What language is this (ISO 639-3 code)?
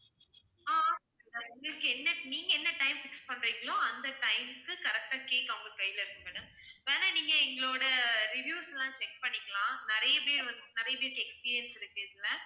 tam